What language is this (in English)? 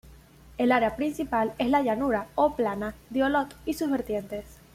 Spanish